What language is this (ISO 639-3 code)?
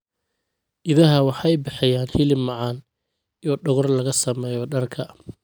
som